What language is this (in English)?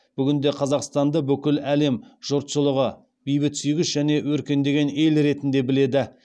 Kazakh